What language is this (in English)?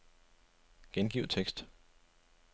Danish